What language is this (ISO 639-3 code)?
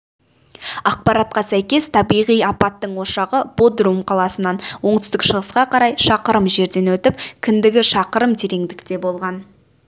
kaz